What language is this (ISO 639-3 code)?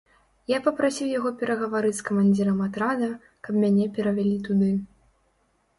bel